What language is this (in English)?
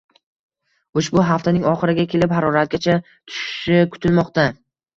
Uzbek